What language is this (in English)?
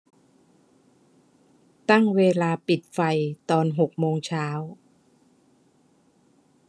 Thai